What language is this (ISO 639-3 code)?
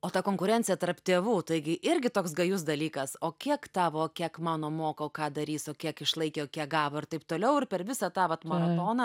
lit